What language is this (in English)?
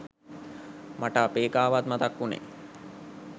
Sinhala